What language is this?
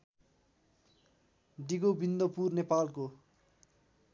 Nepali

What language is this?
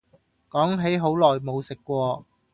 Cantonese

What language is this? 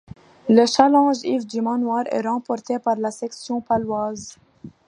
French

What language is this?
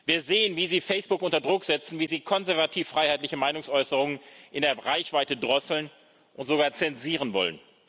German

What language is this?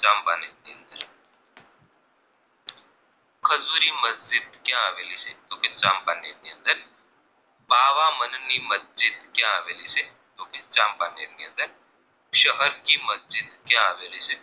Gujarati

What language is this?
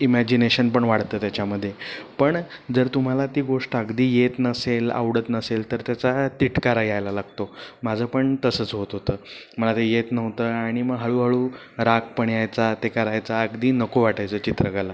Marathi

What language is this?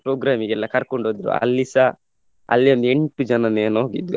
Kannada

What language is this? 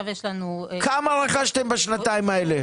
Hebrew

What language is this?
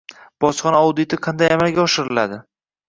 Uzbek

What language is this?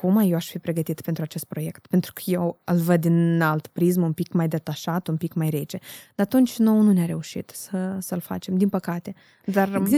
Romanian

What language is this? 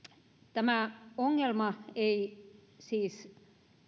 Finnish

